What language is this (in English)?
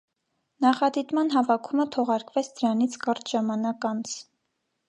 Armenian